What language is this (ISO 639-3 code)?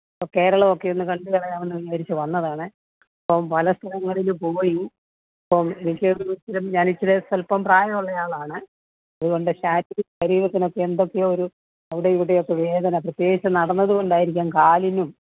mal